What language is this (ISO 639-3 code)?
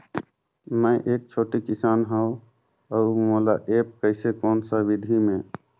hne